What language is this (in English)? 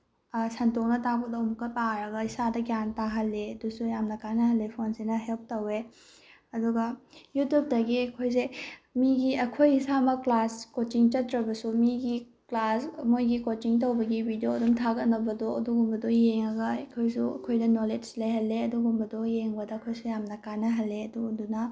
Manipuri